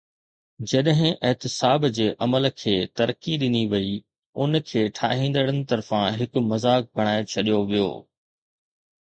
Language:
Sindhi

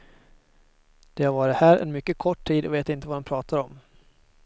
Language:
Swedish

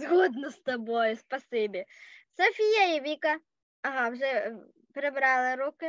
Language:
Ukrainian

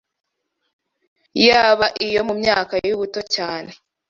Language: Kinyarwanda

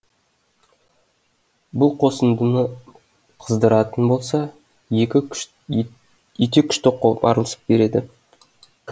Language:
Kazakh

